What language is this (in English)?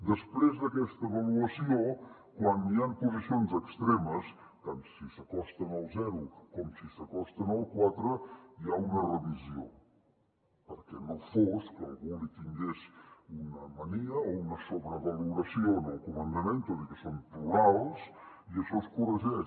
Catalan